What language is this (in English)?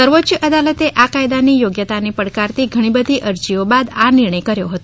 Gujarati